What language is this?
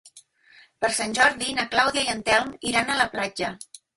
Catalan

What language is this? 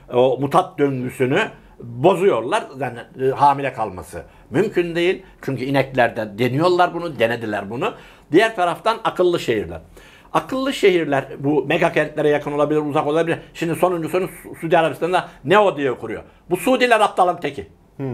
Turkish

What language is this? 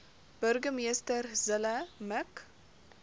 Afrikaans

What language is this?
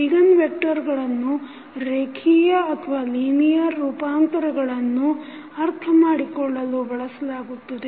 Kannada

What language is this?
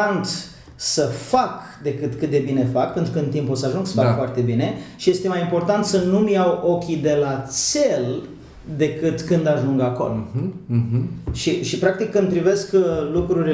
Romanian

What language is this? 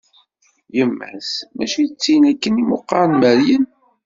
Kabyle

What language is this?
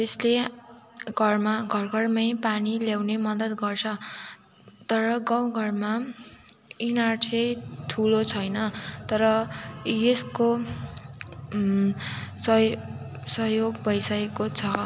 Nepali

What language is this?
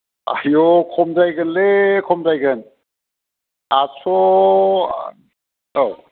Bodo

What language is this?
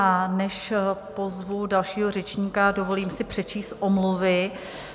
Czech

